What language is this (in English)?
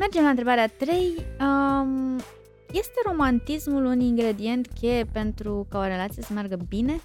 Romanian